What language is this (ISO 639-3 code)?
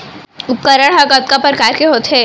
hne